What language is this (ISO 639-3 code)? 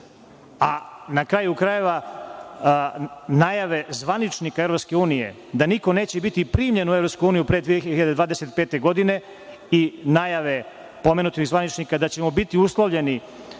srp